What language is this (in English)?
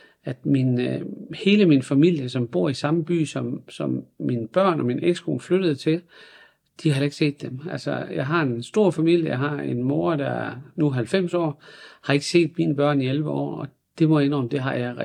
Danish